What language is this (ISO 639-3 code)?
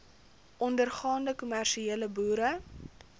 afr